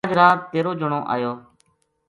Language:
Gujari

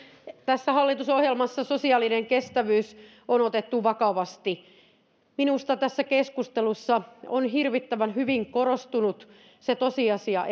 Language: Finnish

